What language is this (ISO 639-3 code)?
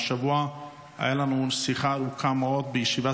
heb